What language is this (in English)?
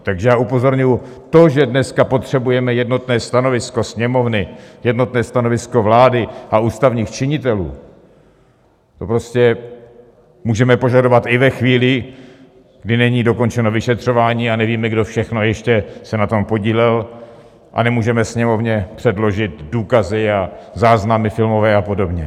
Czech